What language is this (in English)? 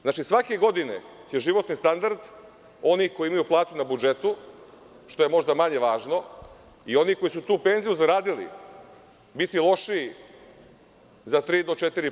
Serbian